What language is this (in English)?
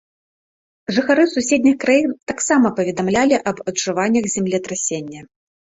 Belarusian